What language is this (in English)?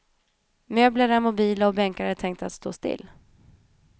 Swedish